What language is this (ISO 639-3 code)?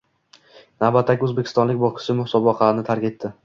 uzb